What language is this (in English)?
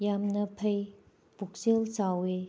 Manipuri